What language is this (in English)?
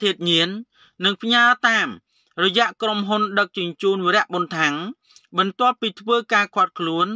Thai